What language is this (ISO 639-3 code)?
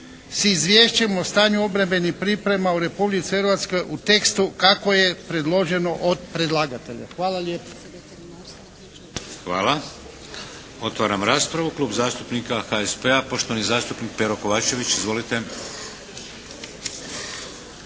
hrv